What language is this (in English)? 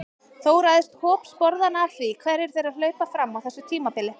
Icelandic